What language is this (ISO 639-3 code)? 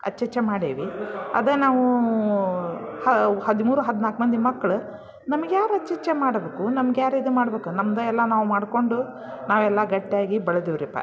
kan